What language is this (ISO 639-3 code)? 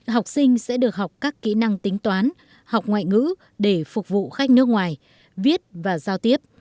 vie